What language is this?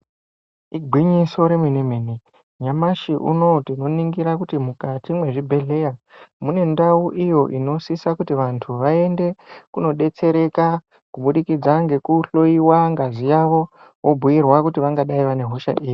Ndau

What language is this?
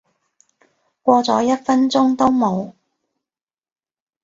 Cantonese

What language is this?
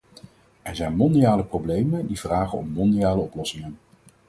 Dutch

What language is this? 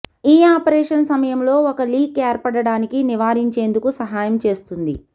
Telugu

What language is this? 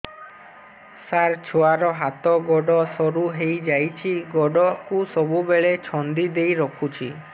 Odia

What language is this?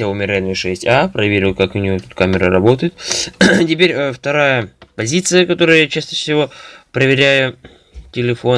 Russian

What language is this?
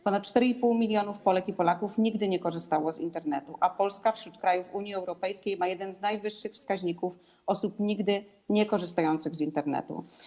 Polish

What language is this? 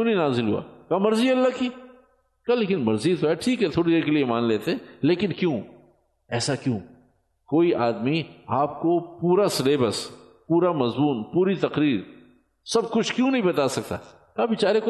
Urdu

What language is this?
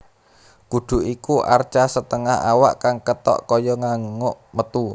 Javanese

